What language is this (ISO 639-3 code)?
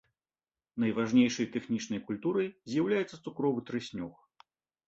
bel